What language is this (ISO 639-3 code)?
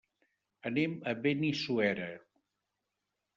cat